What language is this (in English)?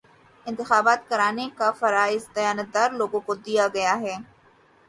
Urdu